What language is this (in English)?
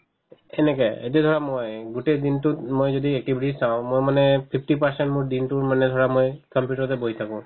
Assamese